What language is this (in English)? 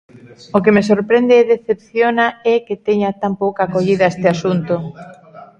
Galician